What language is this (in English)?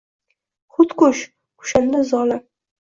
Uzbek